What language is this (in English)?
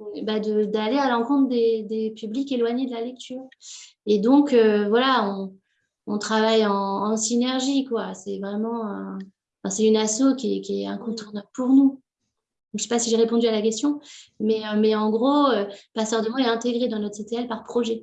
French